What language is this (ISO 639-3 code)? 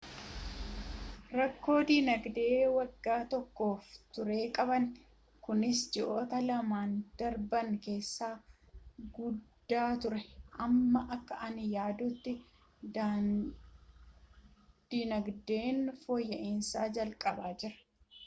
orm